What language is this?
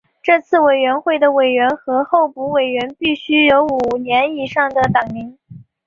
Chinese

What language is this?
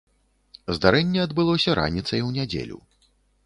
Belarusian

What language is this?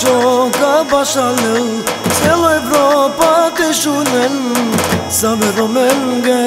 Korean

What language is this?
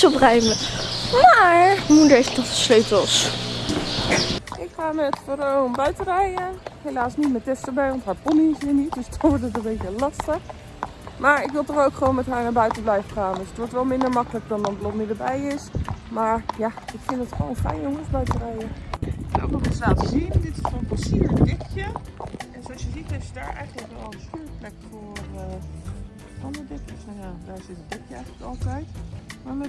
Dutch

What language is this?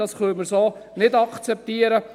Swiss German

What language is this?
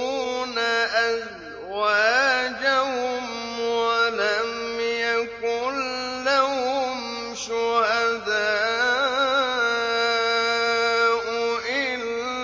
Arabic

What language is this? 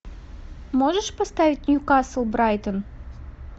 Russian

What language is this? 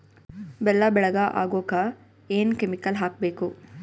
Kannada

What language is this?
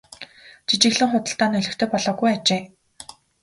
Mongolian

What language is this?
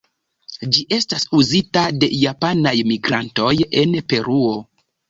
Esperanto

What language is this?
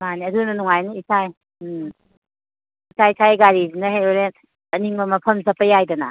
Manipuri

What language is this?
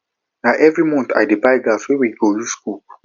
Nigerian Pidgin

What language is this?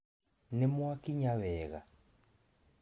Kikuyu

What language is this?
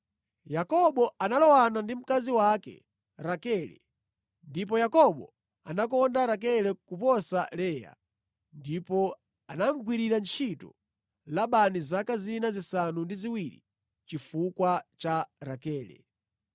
Nyanja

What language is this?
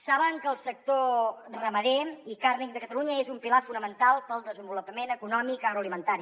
Catalan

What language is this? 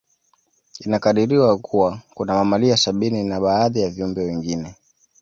Swahili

